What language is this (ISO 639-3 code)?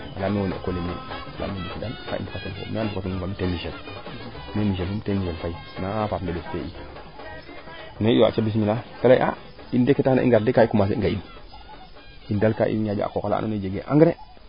srr